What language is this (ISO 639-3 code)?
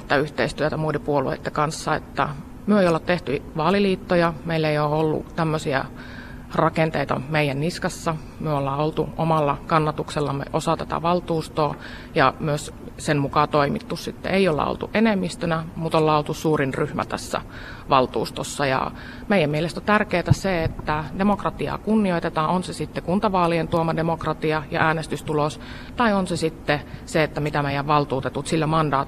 fin